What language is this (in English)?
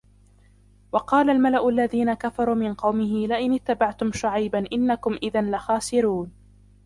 Arabic